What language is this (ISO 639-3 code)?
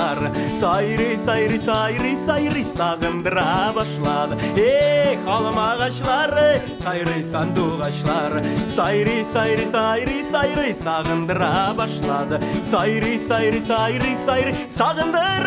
tur